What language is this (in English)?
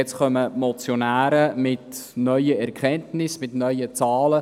Swiss German